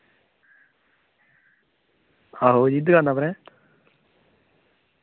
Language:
Dogri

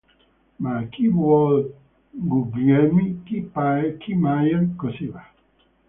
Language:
Italian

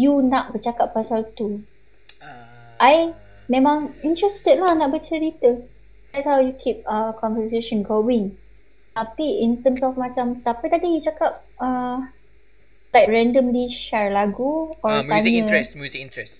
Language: Malay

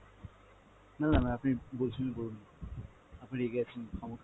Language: Bangla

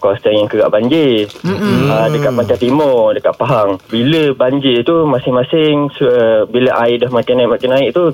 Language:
Malay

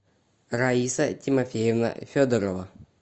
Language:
Russian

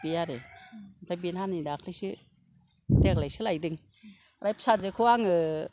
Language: Bodo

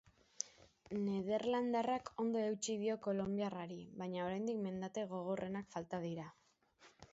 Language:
Basque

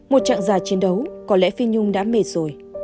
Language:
Vietnamese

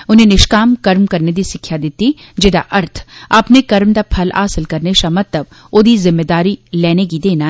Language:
Dogri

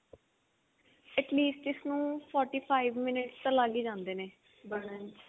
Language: Punjabi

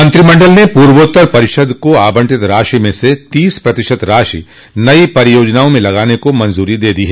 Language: Hindi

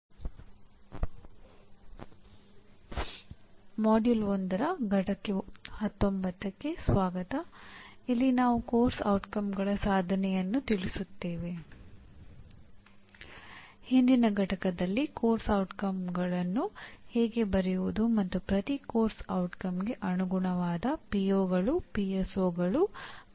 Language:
Kannada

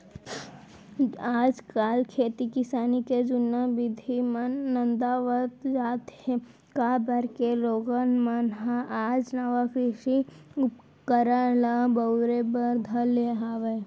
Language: Chhattisgarhi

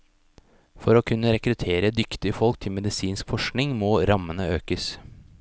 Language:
Norwegian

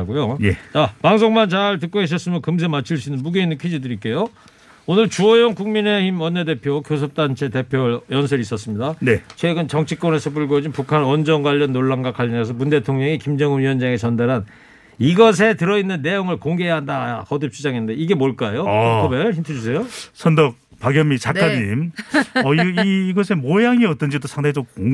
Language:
Korean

